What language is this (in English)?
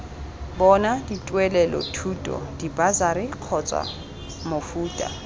Tswana